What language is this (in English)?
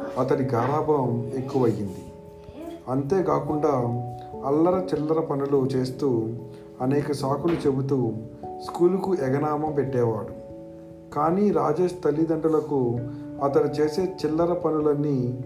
Telugu